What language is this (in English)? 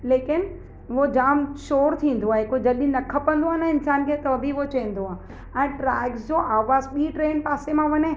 Sindhi